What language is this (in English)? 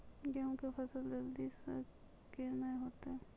Maithili